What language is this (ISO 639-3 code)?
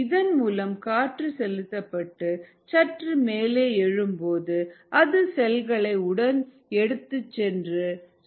tam